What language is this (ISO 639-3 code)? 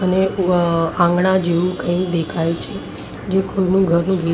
guj